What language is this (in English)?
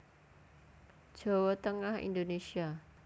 Javanese